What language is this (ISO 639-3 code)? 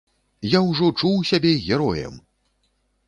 bel